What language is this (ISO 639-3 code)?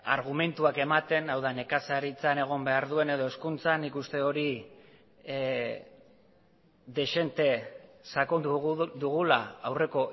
eus